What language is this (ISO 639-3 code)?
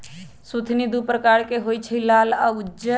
mag